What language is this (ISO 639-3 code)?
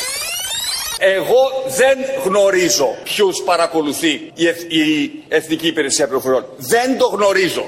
ell